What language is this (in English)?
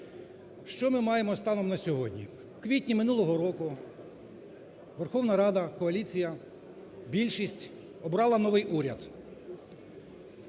Ukrainian